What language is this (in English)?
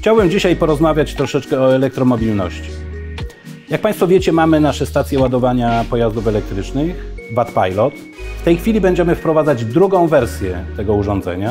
Polish